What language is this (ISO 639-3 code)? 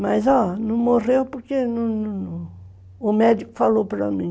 por